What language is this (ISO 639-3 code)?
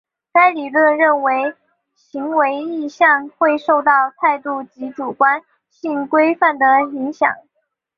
zho